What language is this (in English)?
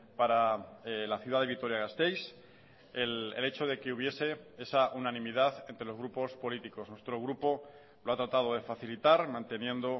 Spanish